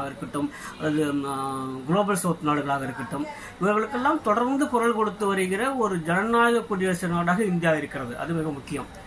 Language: Tamil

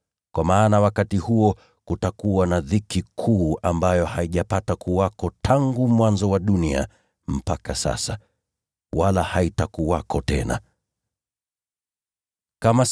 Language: Swahili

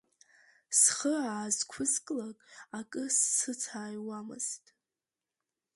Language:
Abkhazian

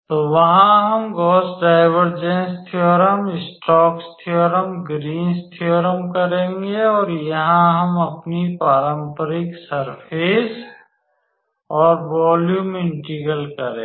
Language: Hindi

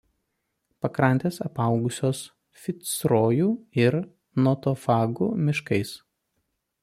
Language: Lithuanian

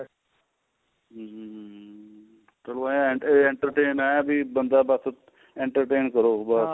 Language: Punjabi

